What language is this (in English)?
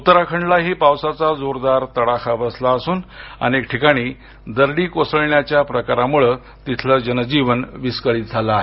Marathi